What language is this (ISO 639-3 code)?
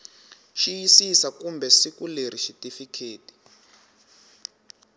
tso